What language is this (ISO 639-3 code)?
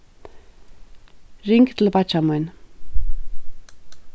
fao